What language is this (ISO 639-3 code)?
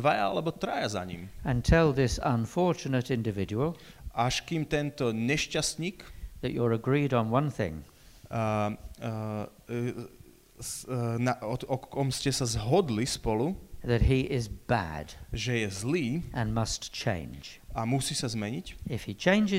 slk